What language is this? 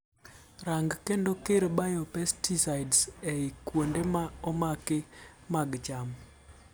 Luo (Kenya and Tanzania)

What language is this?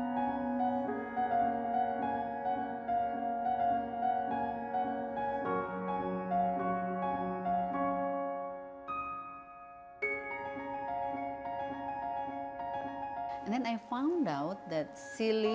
Indonesian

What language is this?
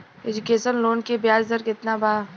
Bhojpuri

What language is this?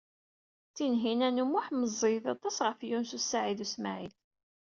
Kabyle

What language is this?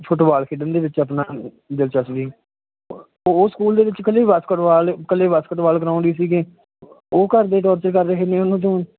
Punjabi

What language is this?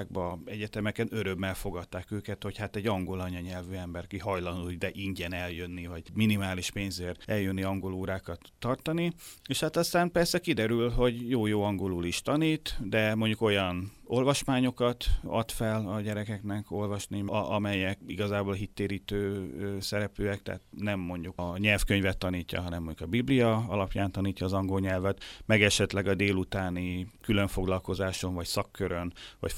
Hungarian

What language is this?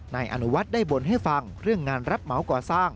Thai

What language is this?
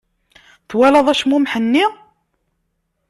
Kabyle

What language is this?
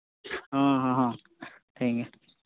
Santali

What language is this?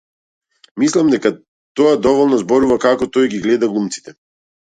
Macedonian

